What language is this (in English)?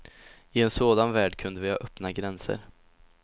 Swedish